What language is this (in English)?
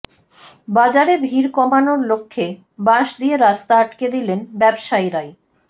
Bangla